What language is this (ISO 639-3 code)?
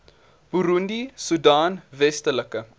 afr